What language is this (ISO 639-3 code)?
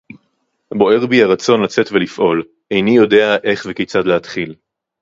heb